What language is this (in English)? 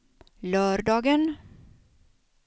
Swedish